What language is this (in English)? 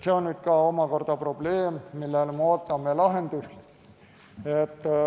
Estonian